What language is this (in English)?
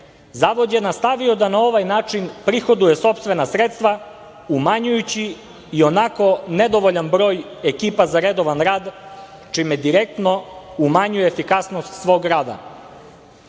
Serbian